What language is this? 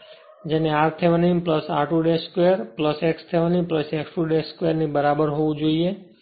Gujarati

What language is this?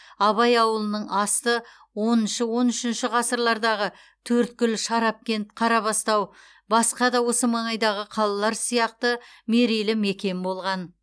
Kazakh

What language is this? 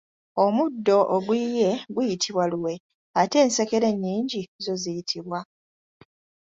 Ganda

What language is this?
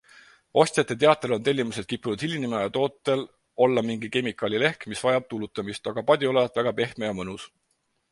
Estonian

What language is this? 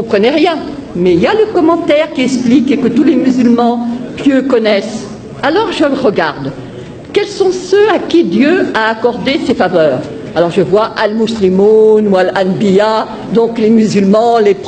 French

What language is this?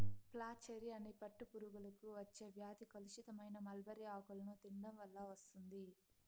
Telugu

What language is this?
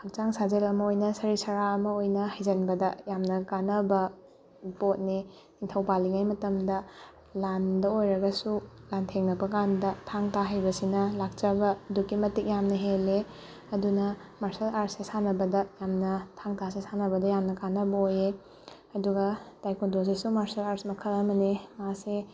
Manipuri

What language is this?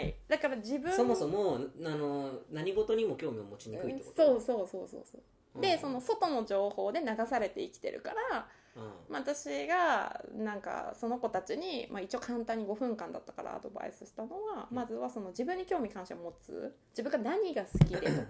Japanese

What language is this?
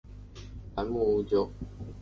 Chinese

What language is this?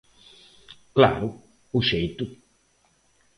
Galician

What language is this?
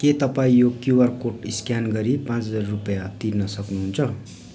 Nepali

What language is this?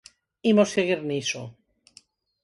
Galician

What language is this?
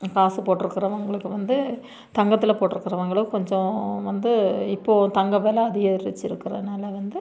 Tamil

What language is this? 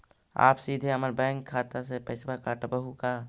Magahi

